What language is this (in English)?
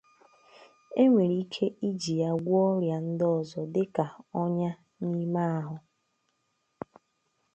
Igbo